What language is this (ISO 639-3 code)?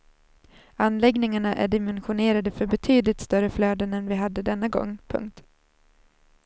swe